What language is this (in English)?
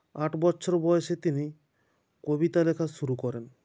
Bangla